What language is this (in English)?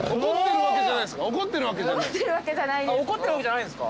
Japanese